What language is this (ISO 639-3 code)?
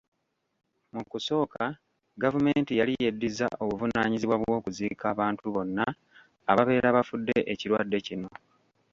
lug